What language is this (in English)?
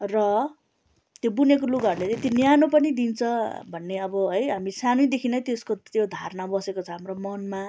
Nepali